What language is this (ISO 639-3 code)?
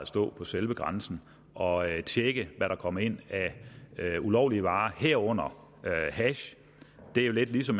dan